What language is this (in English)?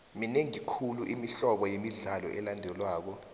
South Ndebele